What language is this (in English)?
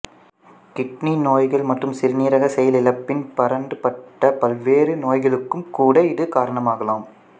Tamil